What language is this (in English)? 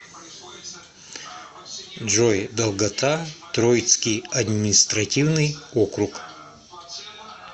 Russian